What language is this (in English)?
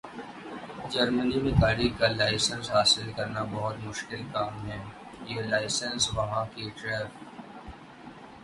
Urdu